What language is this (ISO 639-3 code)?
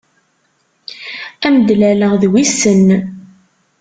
kab